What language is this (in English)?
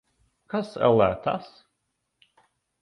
Latvian